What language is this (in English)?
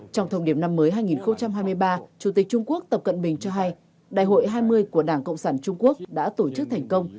Vietnamese